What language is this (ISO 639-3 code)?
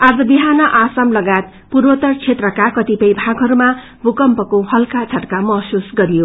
nep